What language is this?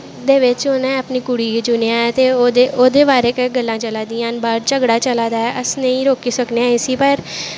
Dogri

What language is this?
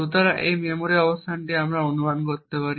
Bangla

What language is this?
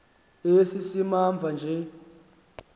Xhosa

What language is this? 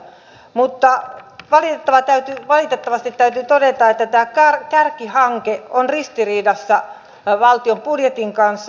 Finnish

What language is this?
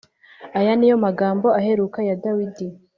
Kinyarwanda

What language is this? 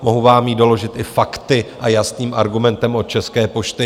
Czech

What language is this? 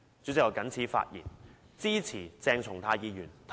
Cantonese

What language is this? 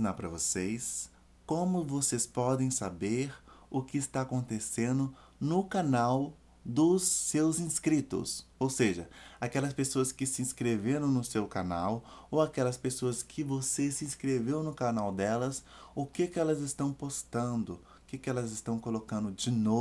Portuguese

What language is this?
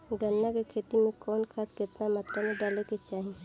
Bhojpuri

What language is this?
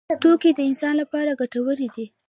Pashto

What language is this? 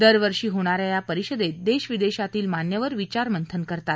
Marathi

